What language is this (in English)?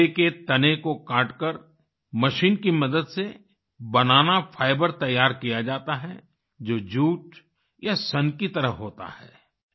Hindi